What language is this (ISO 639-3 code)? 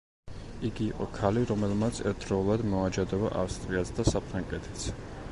kat